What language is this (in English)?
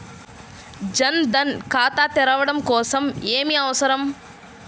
Telugu